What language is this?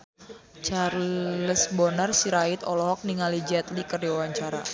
Sundanese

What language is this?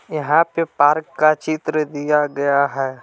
Hindi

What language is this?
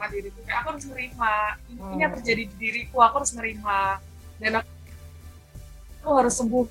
Indonesian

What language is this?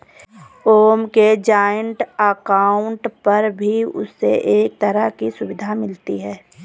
Hindi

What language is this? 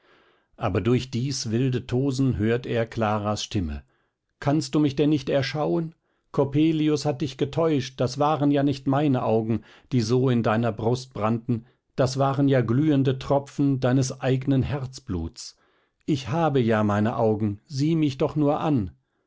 German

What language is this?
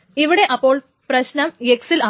Malayalam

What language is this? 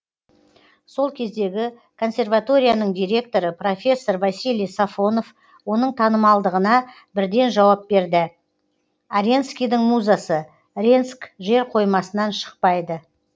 Kazakh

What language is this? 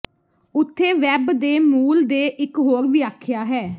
Punjabi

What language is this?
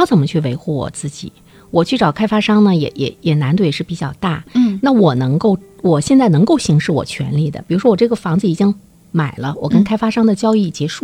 Chinese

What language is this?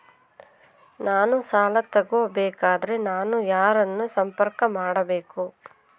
Kannada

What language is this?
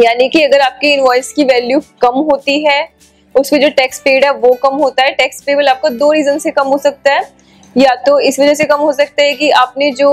Hindi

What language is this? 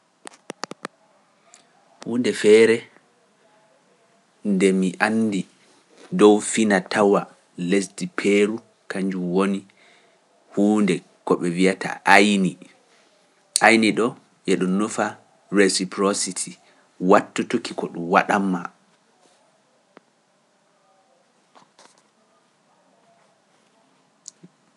Pular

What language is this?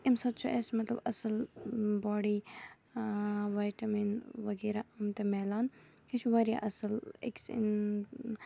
Kashmiri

